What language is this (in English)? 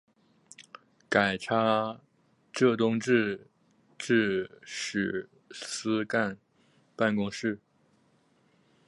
Chinese